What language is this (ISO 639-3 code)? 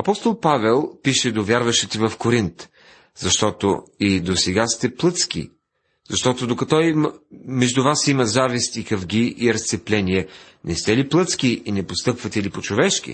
bul